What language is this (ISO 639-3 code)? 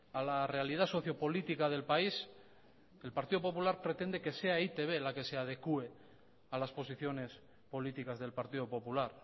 spa